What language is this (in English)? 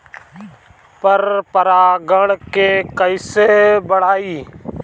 Bhojpuri